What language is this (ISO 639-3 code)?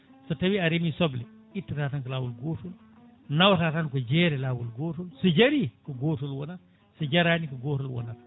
ful